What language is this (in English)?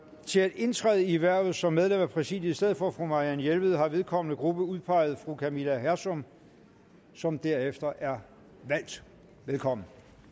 Danish